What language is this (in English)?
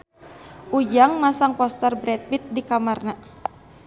Sundanese